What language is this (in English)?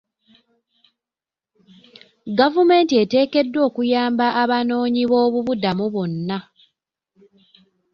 Ganda